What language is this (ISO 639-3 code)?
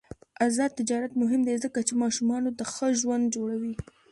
pus